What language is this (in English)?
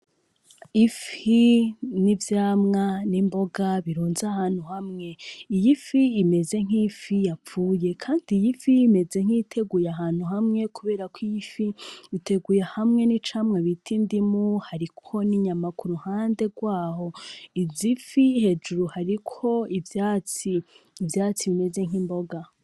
Rundi